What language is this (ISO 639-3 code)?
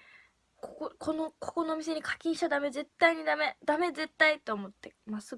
jpn